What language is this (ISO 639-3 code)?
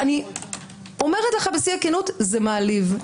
heb